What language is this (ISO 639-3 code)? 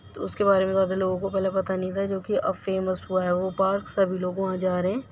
urd